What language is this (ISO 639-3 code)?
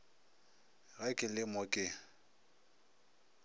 nso